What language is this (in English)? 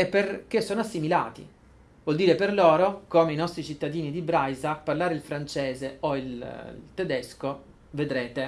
Italian